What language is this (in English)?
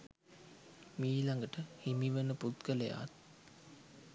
Sinhala